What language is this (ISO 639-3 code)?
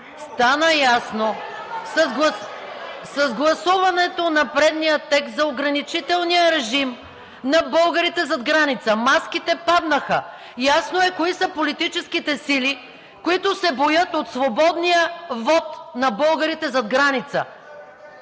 bul